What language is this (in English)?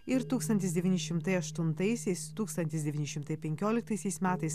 Lithuanian